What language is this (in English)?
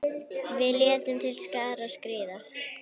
Icelandic